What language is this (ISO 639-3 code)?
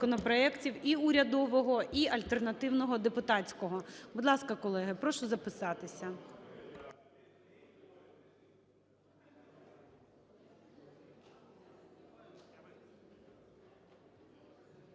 ukr